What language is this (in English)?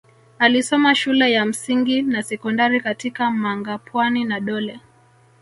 Swahili